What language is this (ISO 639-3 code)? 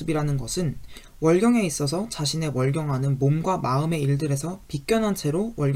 kor